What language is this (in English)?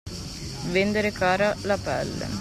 Italian